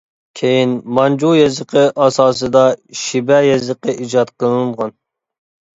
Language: Uyghur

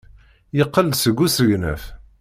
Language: Kabyle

